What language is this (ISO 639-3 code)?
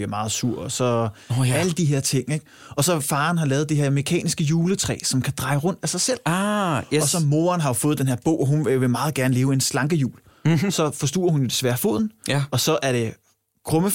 dan